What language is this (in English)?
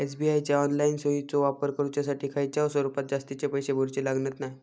Marathi